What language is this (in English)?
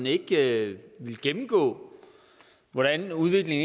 Danish